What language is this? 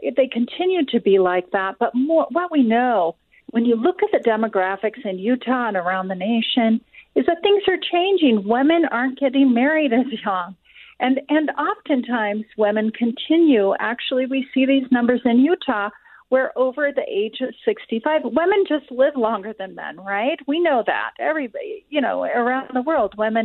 English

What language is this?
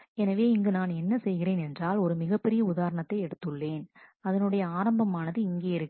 Tamil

